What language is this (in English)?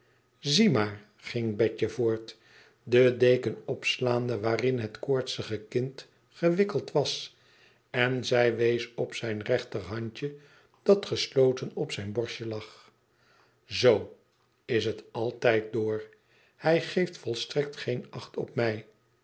Dutch